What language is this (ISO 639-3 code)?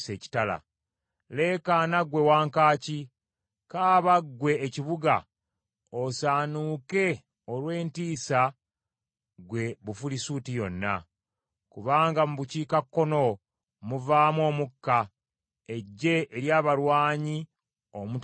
lug